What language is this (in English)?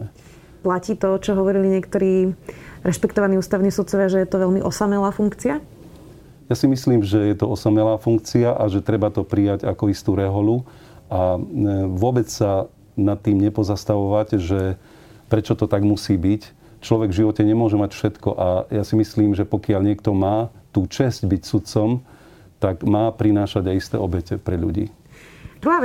Slovak